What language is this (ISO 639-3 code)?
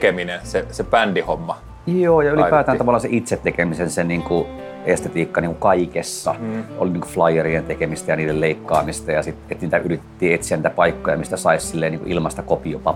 fin